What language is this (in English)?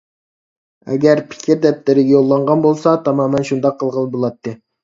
Uyghur